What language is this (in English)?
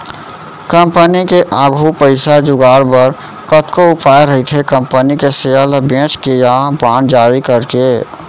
Chhattisgarhi